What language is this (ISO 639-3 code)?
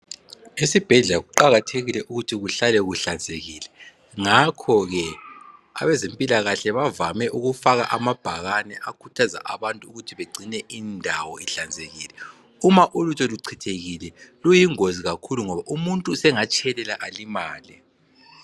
nde